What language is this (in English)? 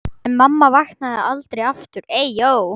Icelandic